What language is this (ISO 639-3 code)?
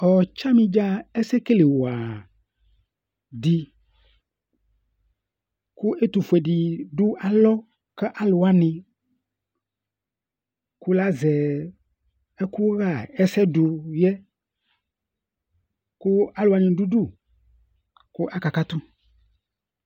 kpo